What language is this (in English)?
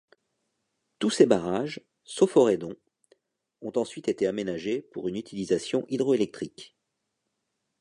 French